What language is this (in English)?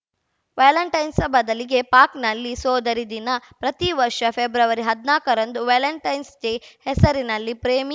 Kannada